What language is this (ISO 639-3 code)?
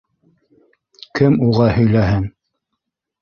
bak